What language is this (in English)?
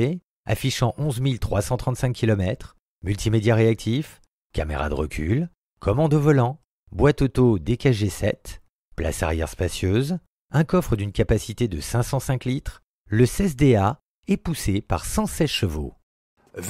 French